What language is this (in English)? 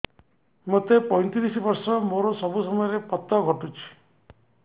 Odia